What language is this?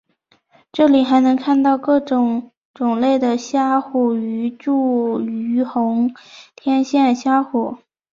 Chinese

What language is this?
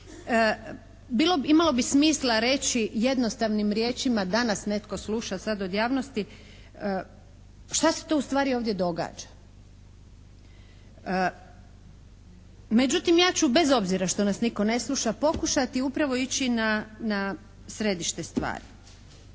Croatian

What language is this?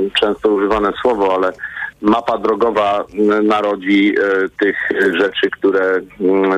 Polish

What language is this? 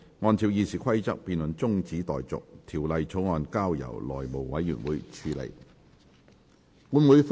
Cantonese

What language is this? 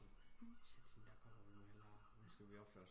Danish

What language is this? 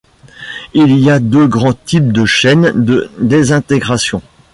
French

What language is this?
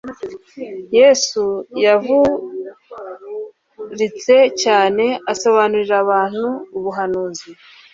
Kinyarwanda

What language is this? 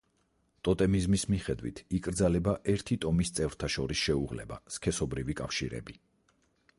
Georgian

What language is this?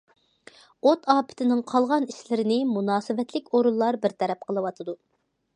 Uyghur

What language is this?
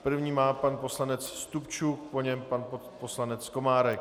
Czech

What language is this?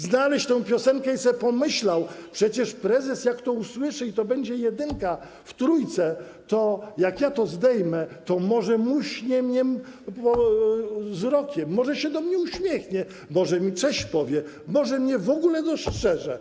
Polish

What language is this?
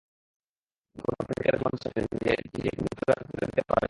Bangla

